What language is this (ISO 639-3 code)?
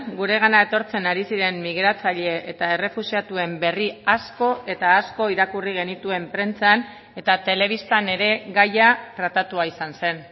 eus